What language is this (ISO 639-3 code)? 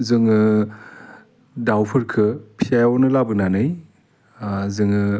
brx